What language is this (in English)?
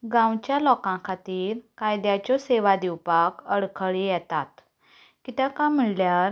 Konkani